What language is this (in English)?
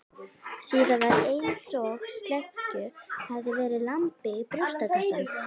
Icelandic